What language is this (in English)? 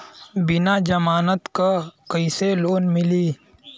Bhojpuri